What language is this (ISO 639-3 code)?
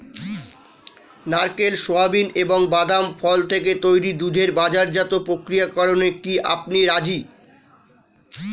ben